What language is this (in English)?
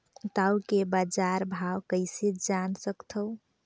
Chhattisgarhi